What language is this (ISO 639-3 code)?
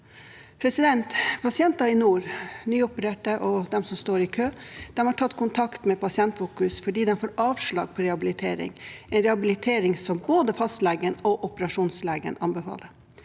nor